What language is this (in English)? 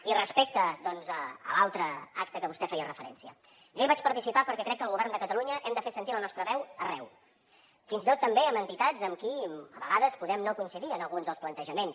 Catalan